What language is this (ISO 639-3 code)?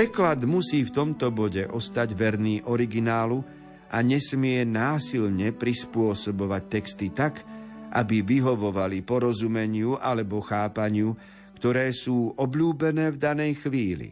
slk